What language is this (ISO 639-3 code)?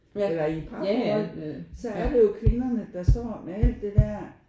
dan